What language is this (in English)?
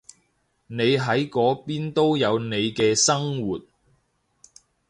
Cantonese